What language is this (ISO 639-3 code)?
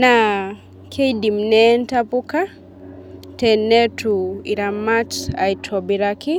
mas